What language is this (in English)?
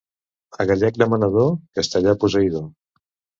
Catalan